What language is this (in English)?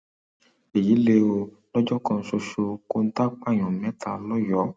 Yoruba